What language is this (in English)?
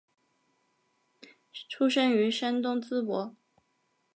Chinese